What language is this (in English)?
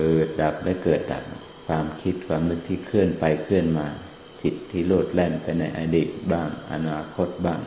Thai